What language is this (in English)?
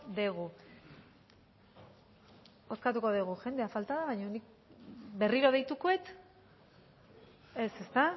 Basque